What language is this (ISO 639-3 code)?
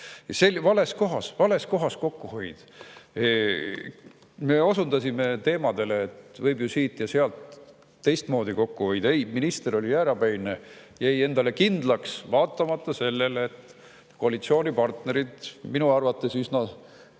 est